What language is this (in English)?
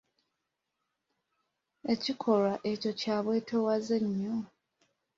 Ganda